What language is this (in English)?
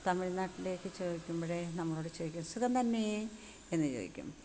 Malayalam